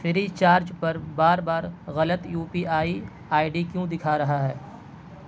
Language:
Urdu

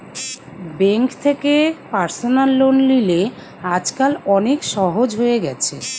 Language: Bangla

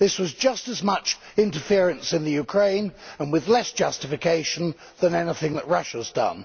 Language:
English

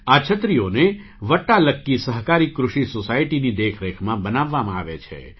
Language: Gujarati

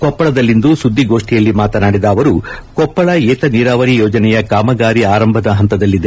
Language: Kannada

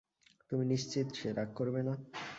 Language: Bangla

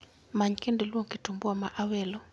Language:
Luo (Kenya and Tanzania)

